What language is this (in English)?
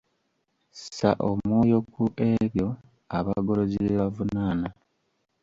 Ganda